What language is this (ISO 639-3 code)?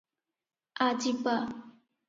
ori